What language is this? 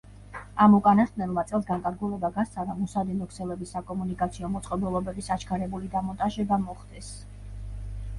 Georgian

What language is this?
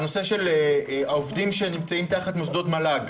Hebrew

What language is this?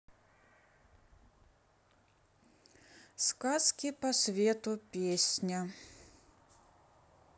Russian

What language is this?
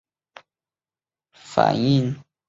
Chinese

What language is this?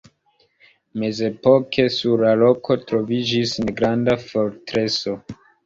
Esperanto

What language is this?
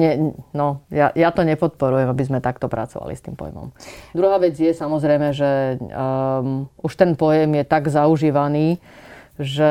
Slovak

